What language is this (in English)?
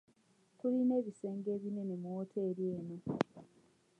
Ganda